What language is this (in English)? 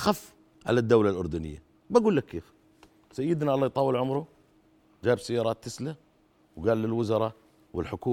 Arabic